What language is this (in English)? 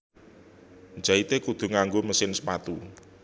Javanese